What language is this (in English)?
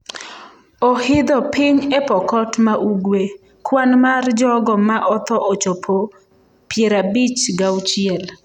Luo (Kenya and Tanzania)